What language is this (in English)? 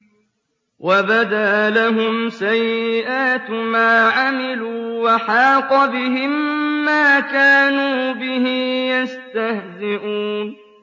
Arabic